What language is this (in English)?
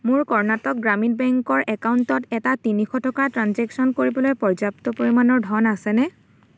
Assamese